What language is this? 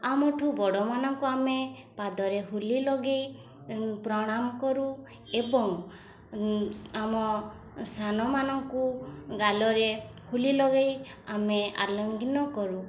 Odia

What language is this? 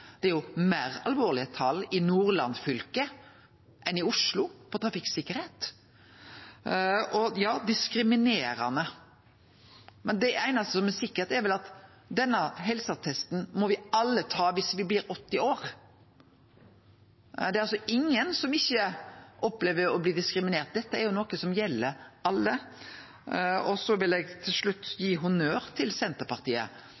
Norwegian Nynorsk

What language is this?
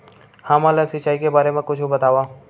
Chhattisgarhi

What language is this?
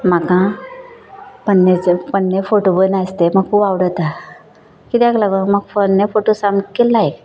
Konkani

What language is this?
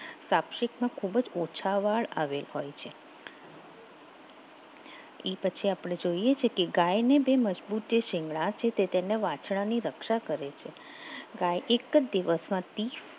Gujarati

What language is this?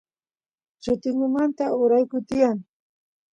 Santiago del Estero Quichua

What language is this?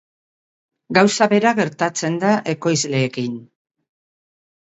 Basque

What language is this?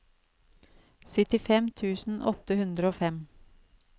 Norwegian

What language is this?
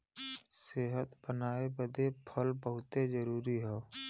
Bhojpuri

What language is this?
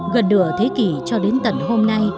Vietnamese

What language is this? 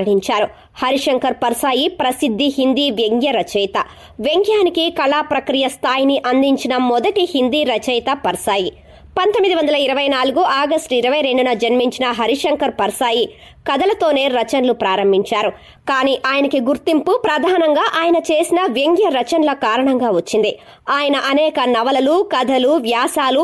Telugu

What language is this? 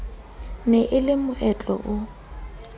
Southern Sotho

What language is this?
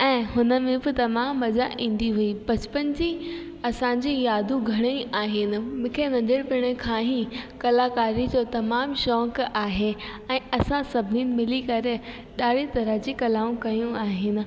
Sindhi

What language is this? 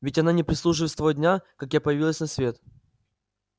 Russian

